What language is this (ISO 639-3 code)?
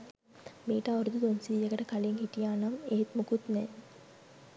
sin